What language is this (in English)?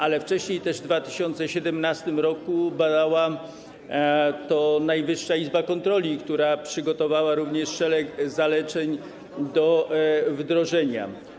Polish